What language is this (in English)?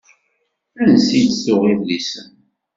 Kabyle